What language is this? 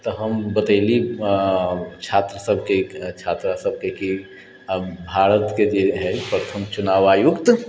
Maithili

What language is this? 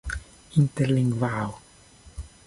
Esperanto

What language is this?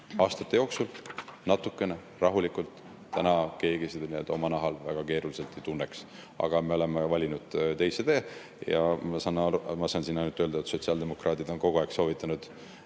Estonian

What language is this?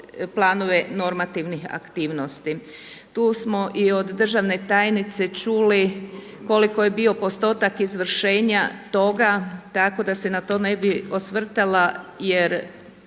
Croatian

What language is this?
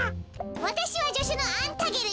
Japanese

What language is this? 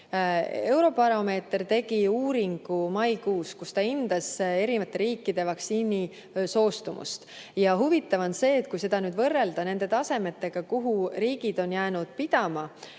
Estonian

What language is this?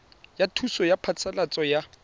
Tswana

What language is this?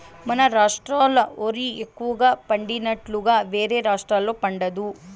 Telugu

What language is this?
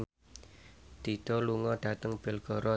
Javanese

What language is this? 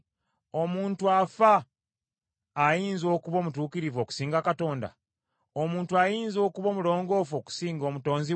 Ganda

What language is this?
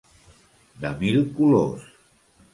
Catalan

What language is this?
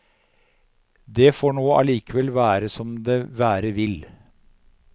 Norwegian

